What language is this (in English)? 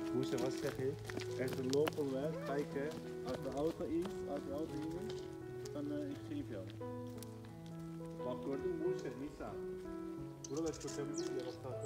Dutch